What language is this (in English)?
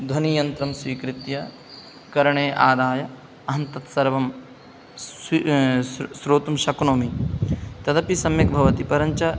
Sanskrit